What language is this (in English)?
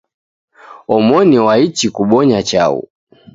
Taita